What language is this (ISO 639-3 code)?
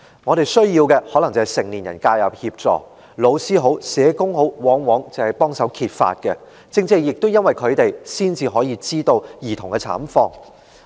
yue